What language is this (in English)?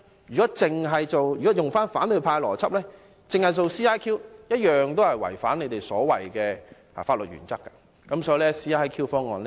Cantonese